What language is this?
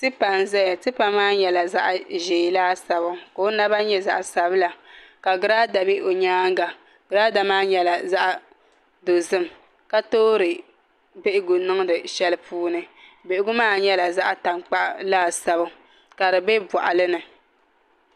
Dagbani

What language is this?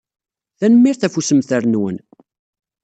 Kabyle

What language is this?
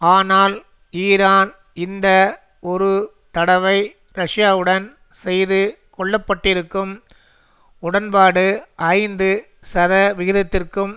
Tamil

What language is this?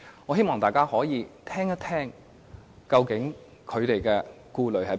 Cantonese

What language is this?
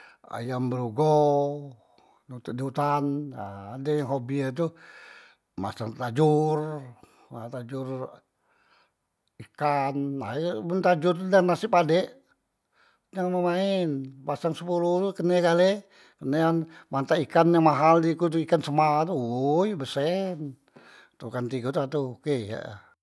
Musi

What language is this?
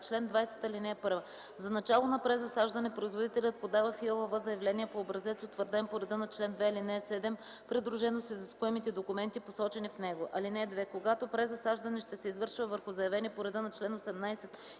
Bulgarian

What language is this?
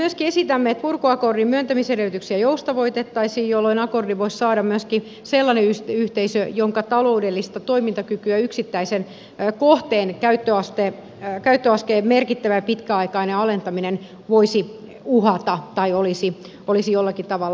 Finnish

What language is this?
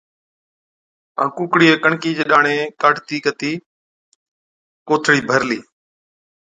Od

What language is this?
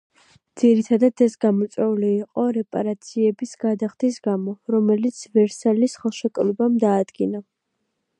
Georgian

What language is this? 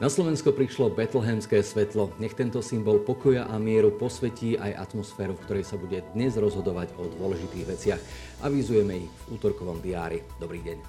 Slovak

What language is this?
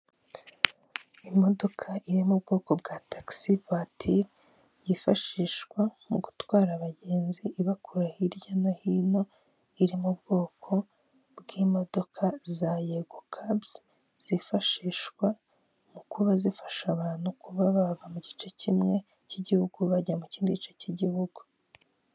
Kinyarwanda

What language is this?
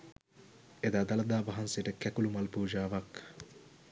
Sinhala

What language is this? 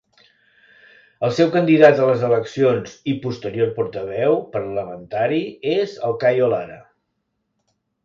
Catalan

